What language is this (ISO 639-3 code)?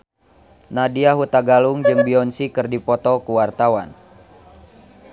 sun